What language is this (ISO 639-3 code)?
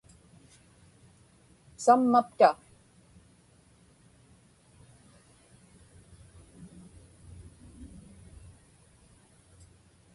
ipk